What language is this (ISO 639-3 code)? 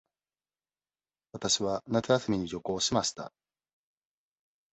jpn